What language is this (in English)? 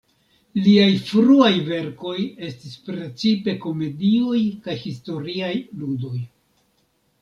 Esperanto